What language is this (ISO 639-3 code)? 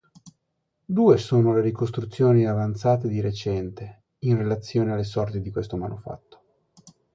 ita